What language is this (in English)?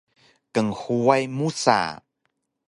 Taroko